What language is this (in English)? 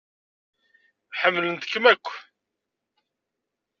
Kabyle